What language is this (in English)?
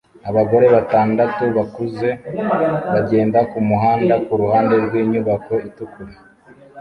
Kinyarwanda